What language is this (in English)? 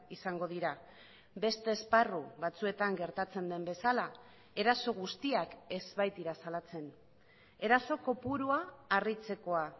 Basque